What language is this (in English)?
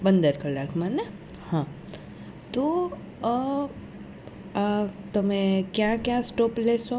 Gujarati